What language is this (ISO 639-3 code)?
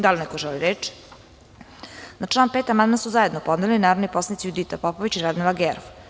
srp